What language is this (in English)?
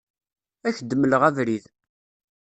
Kabyle